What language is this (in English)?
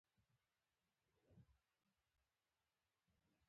Pashto